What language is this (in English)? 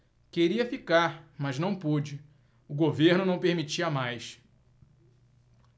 Portuguese